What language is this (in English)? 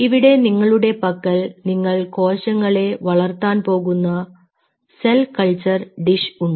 Malayalam